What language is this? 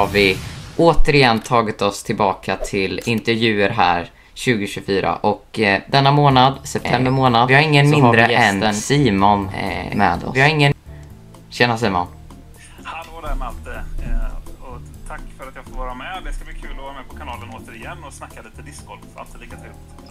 Swedish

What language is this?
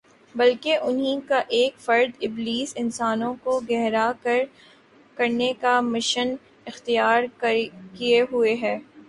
Urdu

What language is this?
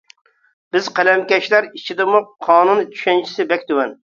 Uyghur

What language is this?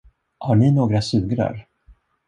Swedish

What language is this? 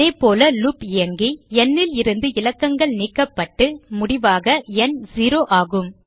Tamil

